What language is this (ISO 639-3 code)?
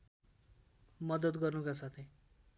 nep